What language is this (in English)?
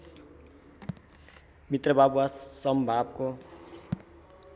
Nepali